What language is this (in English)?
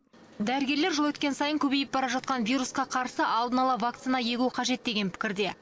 Kazakh